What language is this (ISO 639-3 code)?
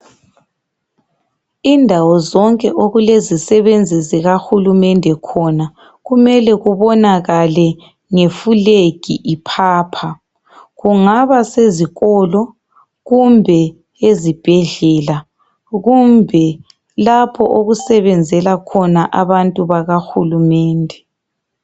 nde